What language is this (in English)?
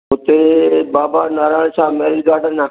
Sindhi